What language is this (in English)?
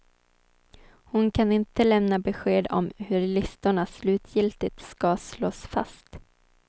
Swedish